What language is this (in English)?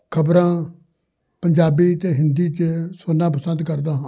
Punjabi